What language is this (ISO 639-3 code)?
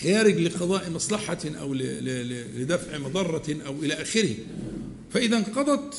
ara